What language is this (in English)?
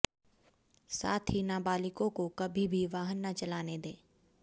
Hindi